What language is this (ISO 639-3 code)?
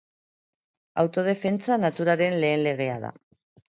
eus